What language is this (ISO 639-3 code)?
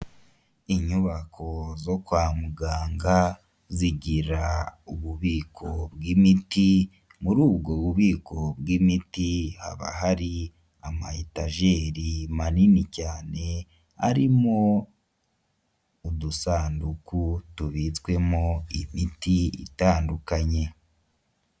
kin